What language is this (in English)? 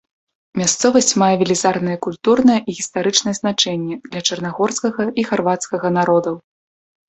Belarusian